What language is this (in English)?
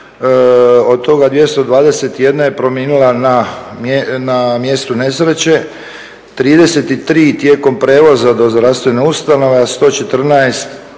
Croatian